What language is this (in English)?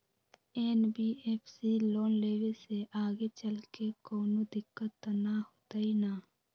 Magahi